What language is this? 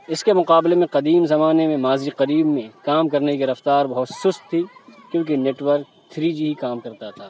Urdu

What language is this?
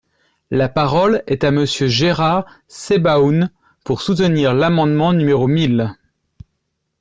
French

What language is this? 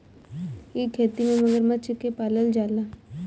Bhojpuri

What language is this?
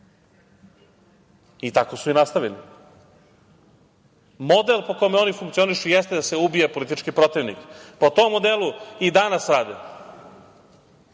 Serbian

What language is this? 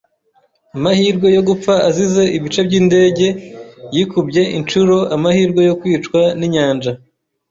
Kinyarwanda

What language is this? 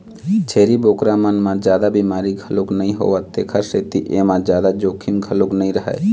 Chhattisgarhi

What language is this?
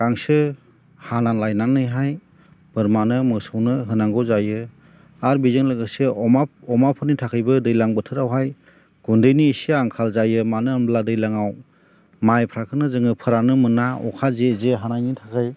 Bodo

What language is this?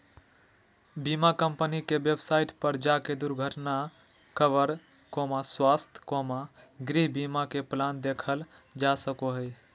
Magahi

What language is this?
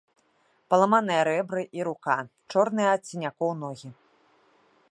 Belarusian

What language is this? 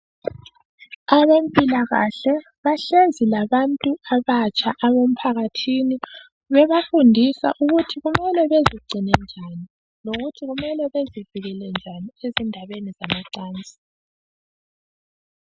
North Ndebele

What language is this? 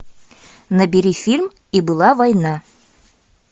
Russian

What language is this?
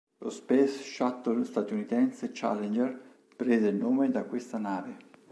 Italian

